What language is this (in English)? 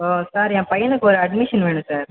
Tamil